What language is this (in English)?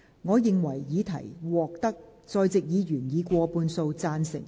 Cantonese